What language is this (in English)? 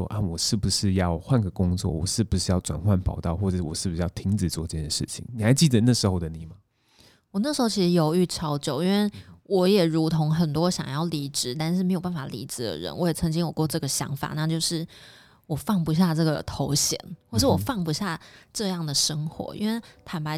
Chinese